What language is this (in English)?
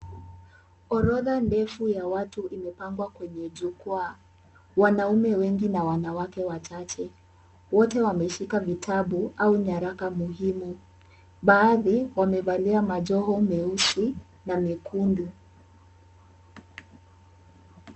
Swahili